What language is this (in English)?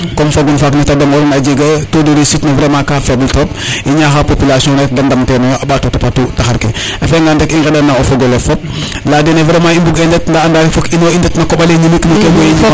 Serer